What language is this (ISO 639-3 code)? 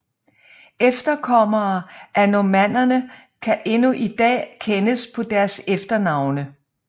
dan